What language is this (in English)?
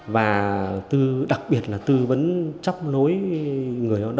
Vietnamese